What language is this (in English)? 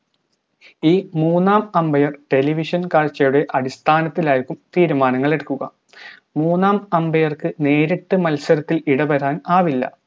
Malayalam